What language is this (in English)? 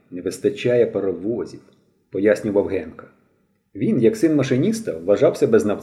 Ukrainian